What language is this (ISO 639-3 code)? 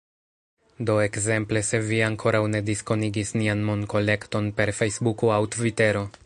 epo